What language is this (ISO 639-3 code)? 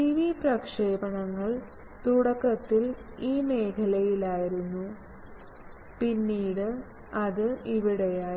mal